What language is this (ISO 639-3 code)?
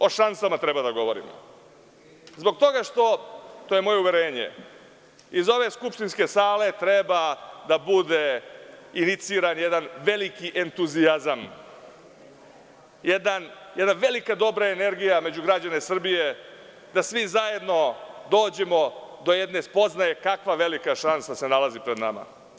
srp